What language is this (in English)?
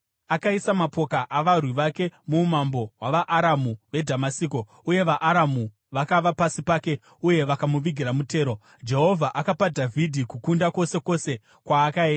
Shona